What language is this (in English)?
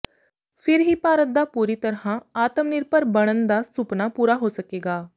Punjabi